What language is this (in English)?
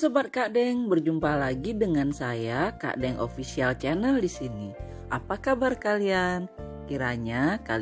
Indonesian